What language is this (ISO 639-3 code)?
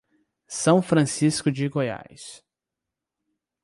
por